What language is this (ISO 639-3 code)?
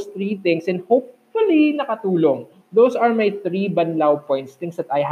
fil